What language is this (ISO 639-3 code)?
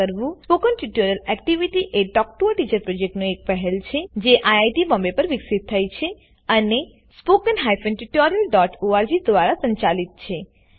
guj